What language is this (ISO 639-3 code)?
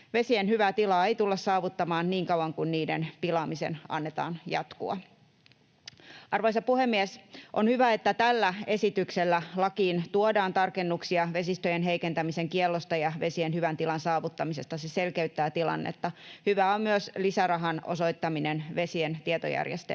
fin